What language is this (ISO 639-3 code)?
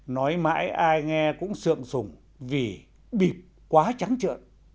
vie